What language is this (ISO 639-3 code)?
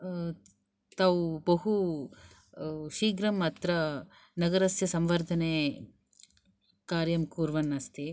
san